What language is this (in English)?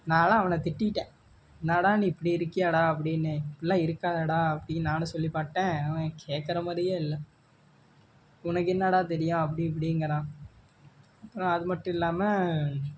Tamil